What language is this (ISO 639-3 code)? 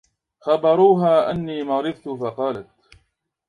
ara